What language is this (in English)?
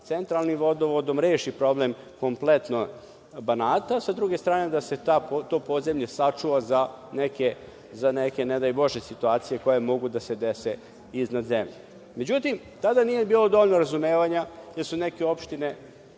Serbian